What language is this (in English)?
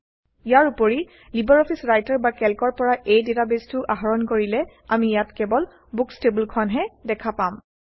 Assamese